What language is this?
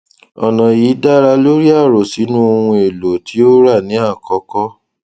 Yoruba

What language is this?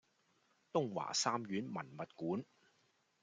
Cantonese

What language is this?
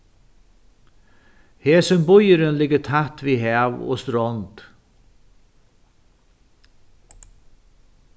Faroese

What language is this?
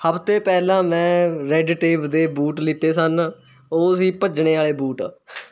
Punjabi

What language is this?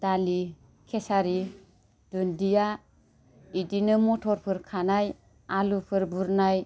Bodo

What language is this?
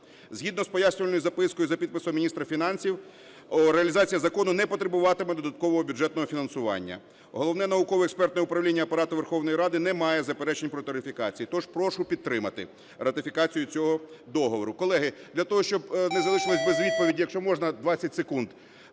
Ukrainian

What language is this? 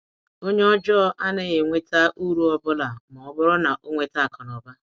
Igbo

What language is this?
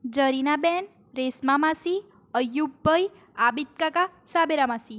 Gujarati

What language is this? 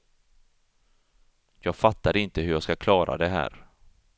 Swedish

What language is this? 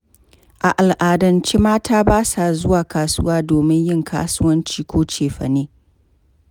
Hausa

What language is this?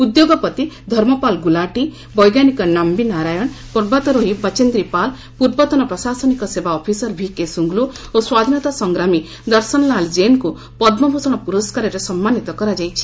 Odia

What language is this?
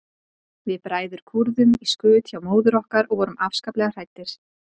Icelandic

